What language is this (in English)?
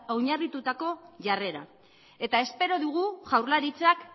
Basque